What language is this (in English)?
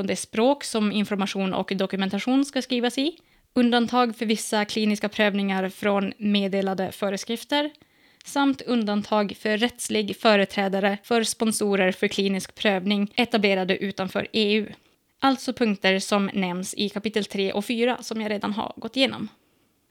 Swedish